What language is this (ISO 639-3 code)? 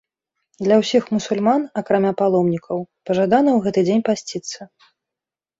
bel